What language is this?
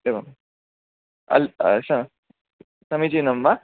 Sanskrit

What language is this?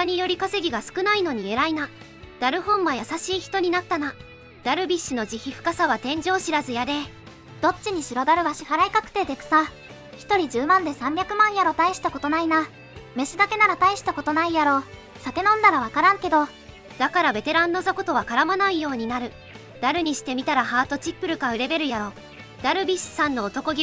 Japanese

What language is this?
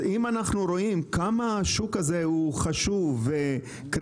Hebrew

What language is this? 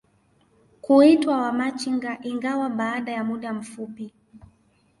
Swahili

